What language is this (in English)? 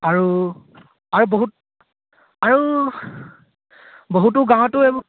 Assamese